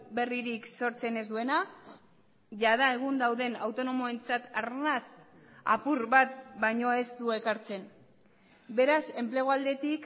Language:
Basque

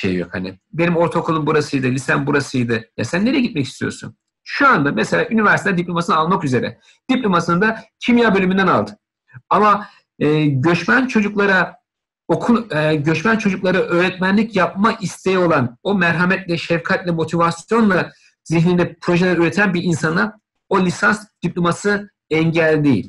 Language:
Turkish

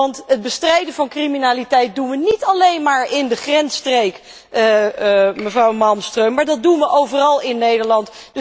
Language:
Dutch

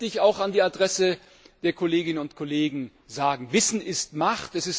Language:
German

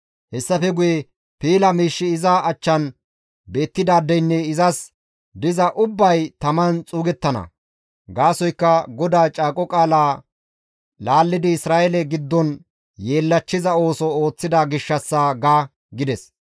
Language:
Gamo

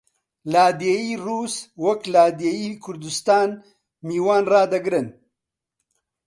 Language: Central Kurdish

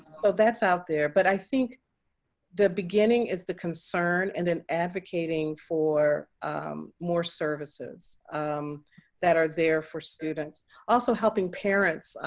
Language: English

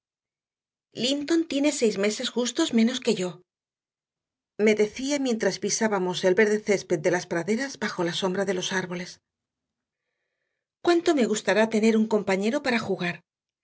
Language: Spanish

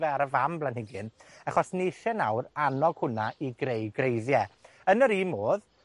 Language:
Welsh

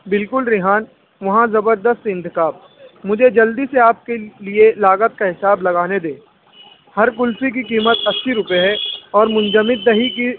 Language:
Urdu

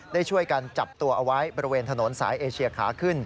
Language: Thai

